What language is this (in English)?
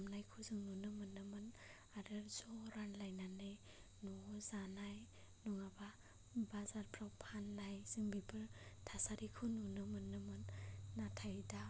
Bodo